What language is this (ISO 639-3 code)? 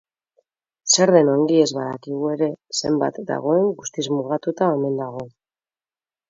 eus